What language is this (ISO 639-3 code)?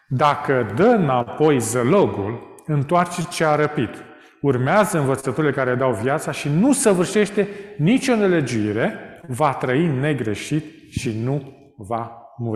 ron